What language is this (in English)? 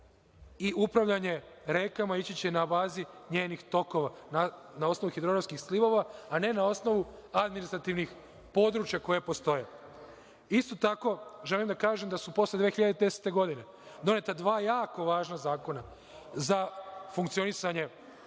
Serbian